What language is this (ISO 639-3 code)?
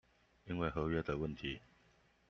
zho